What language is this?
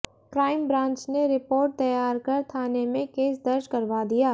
Hindi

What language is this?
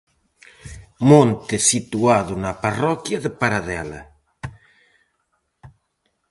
Galician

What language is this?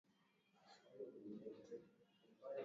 Swahili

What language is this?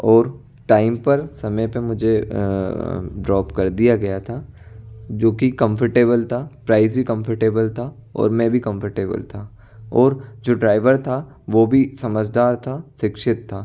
Hindi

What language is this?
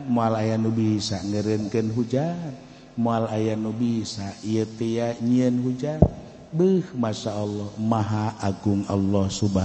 Indonesian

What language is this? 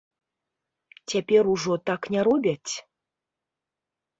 Belarusian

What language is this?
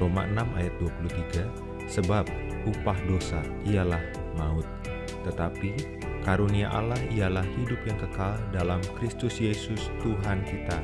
Indonesian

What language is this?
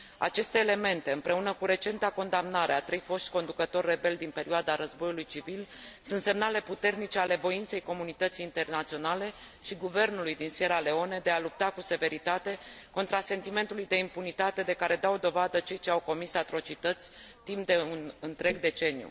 Romanian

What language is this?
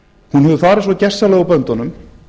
Icelandic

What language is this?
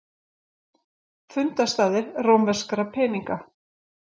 Icelandic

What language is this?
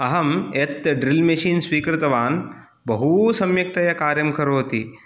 Sanskrit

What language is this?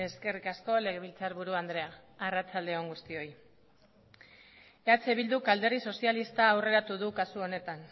Basque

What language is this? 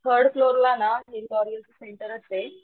Marathi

